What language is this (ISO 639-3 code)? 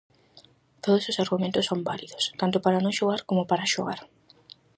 glg